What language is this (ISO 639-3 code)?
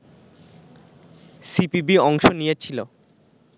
ben